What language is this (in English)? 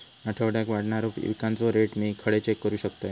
Marathi